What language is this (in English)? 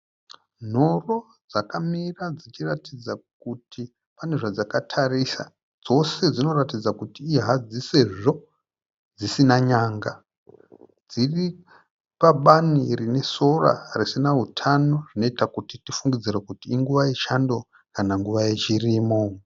Shona